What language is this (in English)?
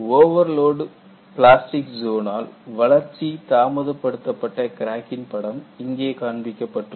Tamil